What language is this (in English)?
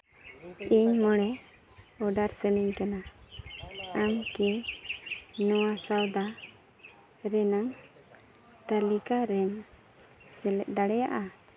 Santali